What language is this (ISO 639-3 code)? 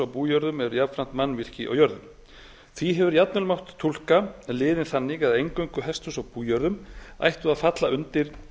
isl